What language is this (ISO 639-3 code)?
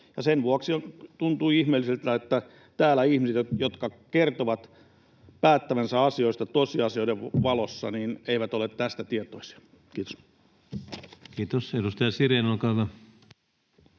fin